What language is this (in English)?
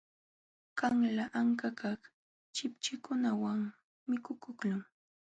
Jauja Wanca Quechua